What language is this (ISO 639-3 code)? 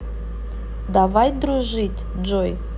rus